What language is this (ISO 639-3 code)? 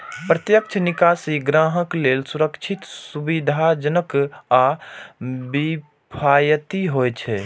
mai